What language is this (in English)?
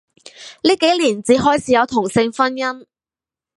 Cantonese